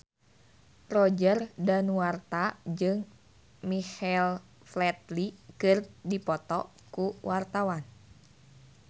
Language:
Sundanese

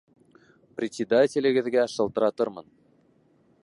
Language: Bashkir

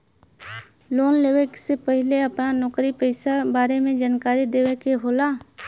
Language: Bhojpuri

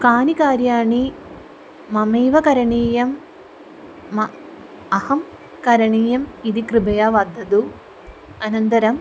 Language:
Sanskrit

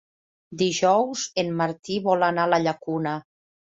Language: Catalan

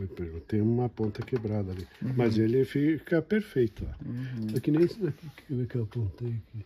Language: Portuguese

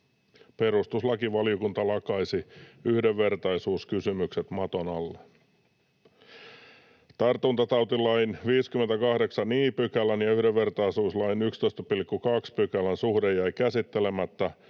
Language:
Finnish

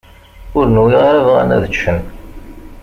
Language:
Kabyle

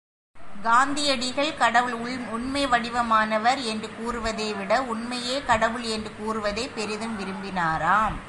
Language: Tamil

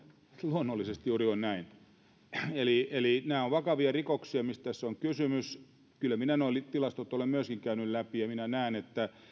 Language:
Finnish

